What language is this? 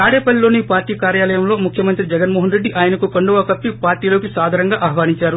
Telugu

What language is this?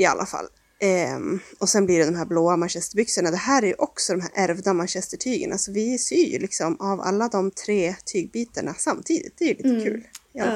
Swedish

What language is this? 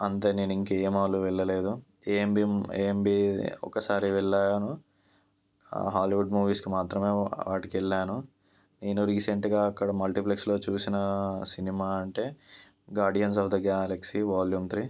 Telugu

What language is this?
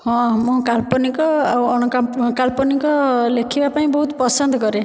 Odia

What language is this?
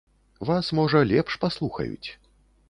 Belarusian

